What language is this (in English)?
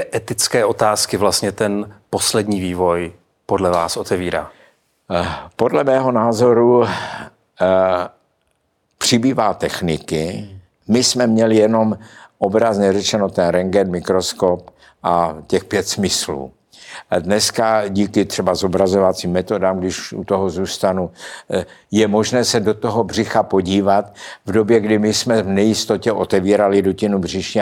Czech